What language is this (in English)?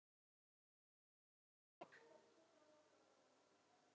Icelandic